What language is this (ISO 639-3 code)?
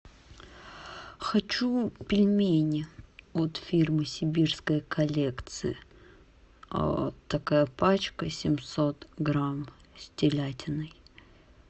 rus